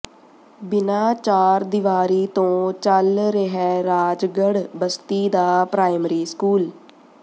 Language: Punjabi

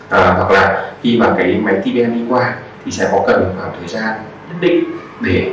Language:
Vietnamese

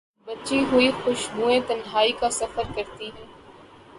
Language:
Urdu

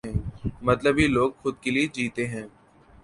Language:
Urdu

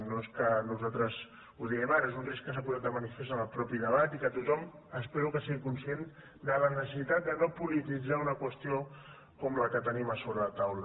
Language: Catalan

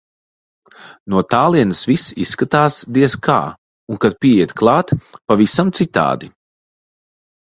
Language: Latvian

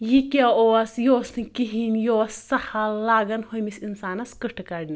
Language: Kashmiri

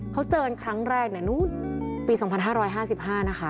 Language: Thai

